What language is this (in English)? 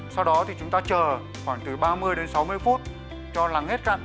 Vietnamese